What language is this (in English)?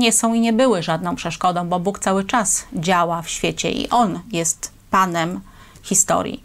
Polish